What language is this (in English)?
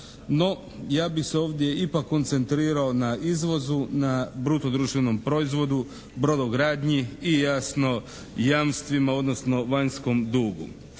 Croatian